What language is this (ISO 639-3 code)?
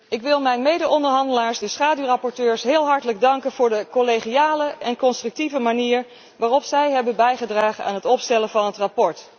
nld